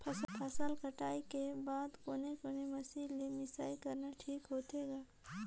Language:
Chhattisgarhi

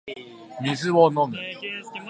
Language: Japanese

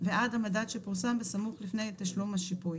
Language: Hebrew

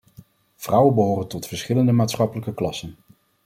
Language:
Dutch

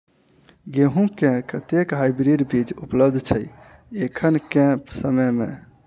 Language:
Maithili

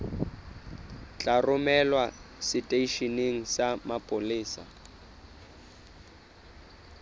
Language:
Southern Sotho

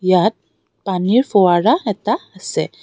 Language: Assamese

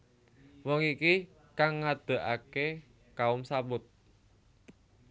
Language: Javanese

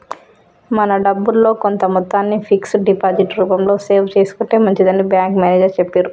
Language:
Telugu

